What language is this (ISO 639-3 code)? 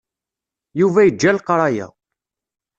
kab